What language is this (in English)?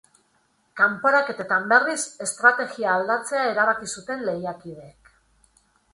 Basque